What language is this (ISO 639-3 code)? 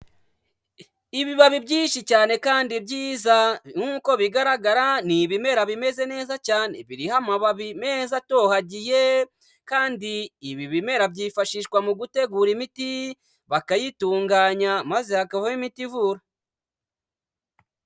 kin